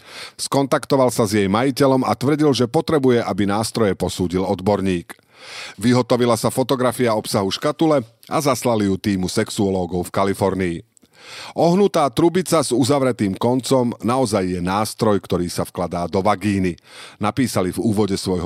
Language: Slovak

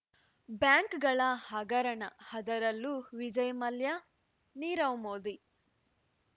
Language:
Kannada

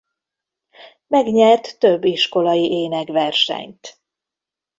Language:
Hungarian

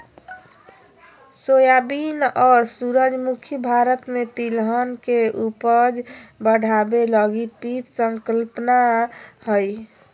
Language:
Magahi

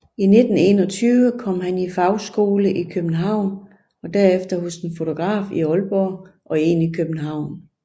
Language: Danish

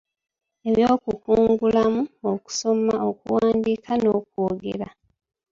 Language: Ganda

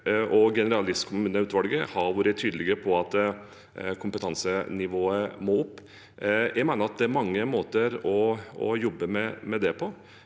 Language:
Norwegian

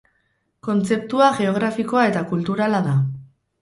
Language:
Basque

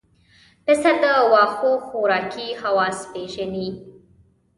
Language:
Pashto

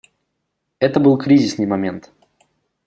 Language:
Russian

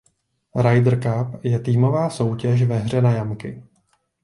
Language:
Czech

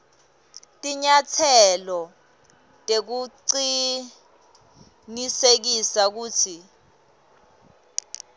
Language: Swati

